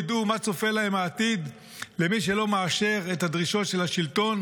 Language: Hebrew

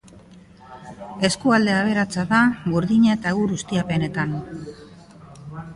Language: Basque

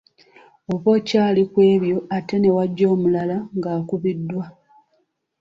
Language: Ganda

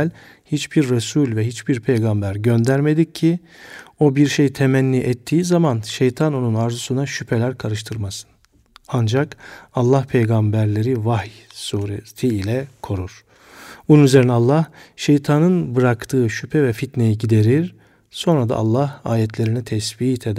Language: Turkish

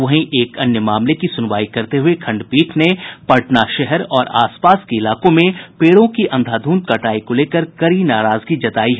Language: Hindi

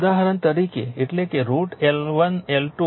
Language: Gujarati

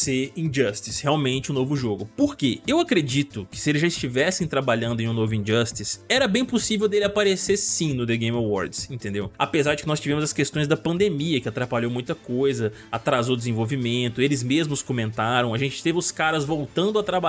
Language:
Portuguese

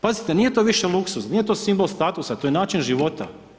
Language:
Croatian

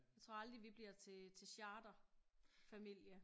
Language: Danish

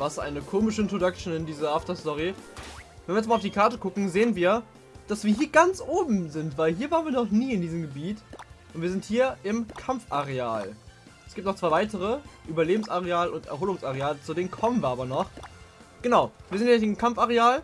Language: German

